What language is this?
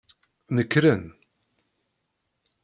Kabyle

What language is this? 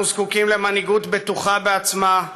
Hebrew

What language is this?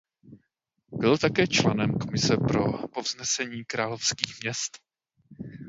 Czech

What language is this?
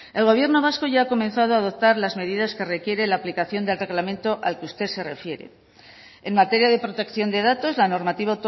Spanish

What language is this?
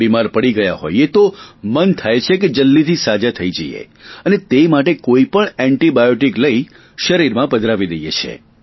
Gujarati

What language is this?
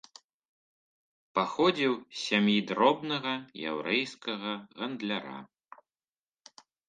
Belarusian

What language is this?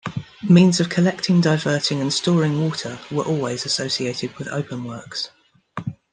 English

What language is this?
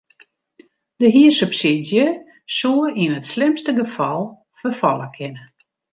Western Frisian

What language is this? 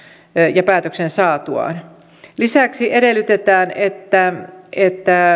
Finnish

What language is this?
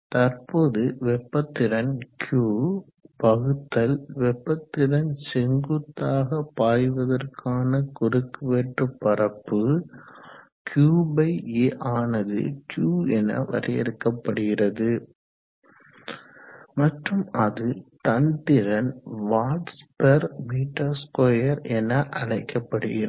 Tamil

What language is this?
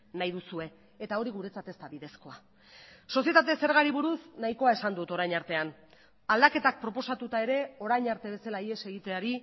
Basque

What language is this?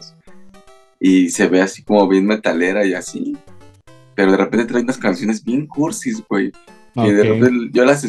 Spanish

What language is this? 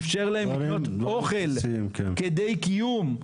Hebrew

